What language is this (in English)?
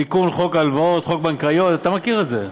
Hebrew